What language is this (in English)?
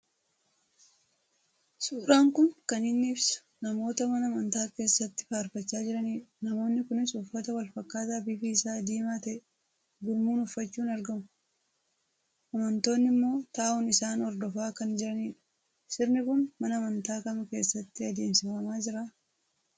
Oromo